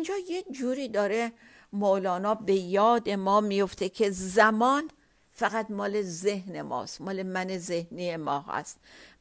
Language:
Persian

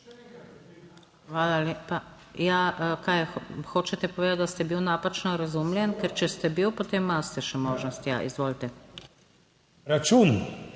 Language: Slovenian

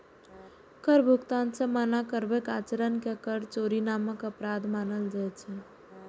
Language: Maithili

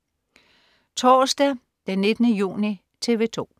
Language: Danish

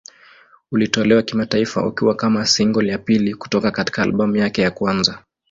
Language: Swahili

